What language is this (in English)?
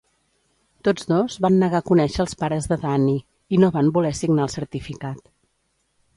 Catalan